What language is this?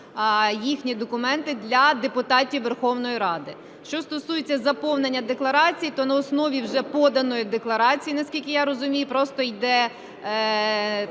Ukrainian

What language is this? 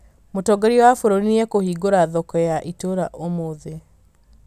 Kikuyu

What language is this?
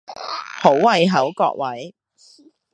Cantonese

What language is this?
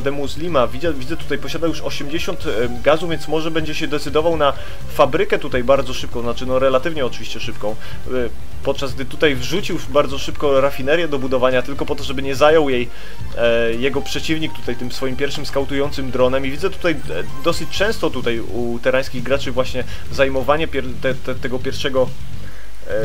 Polish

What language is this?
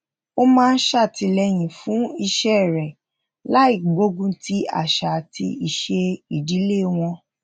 Yoruba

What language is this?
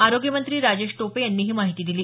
Marathi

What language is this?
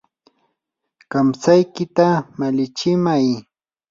Yanahuanca Pasco Quechua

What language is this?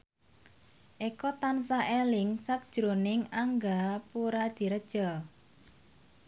Javanese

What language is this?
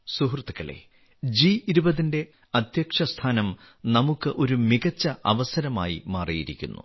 Malayalam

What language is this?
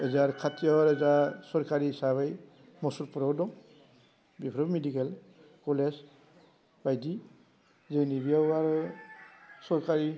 Bodo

